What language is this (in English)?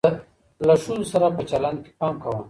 Pashto